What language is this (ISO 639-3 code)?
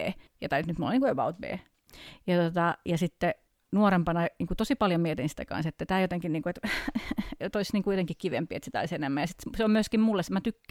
fin